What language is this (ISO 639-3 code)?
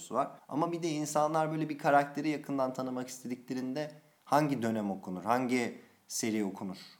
tur